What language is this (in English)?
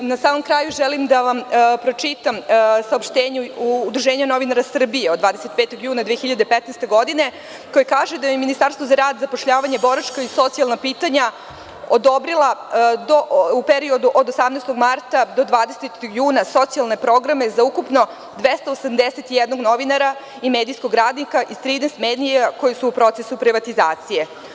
Serbian